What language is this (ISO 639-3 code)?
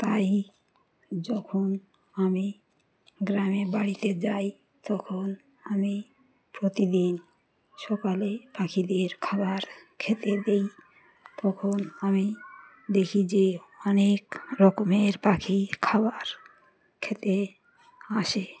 ben